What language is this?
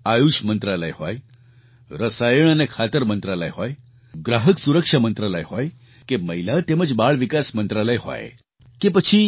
Gujarati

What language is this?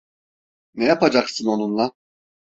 Turkish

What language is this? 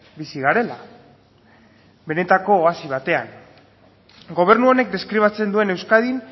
Basque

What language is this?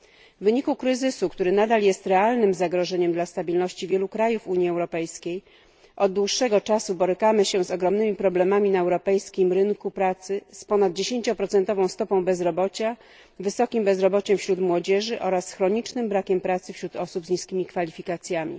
Polish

